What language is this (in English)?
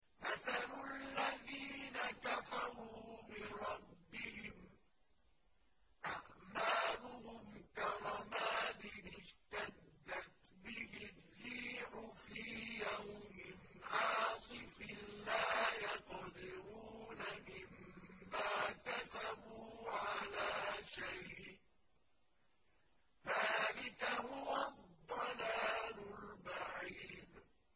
Arabic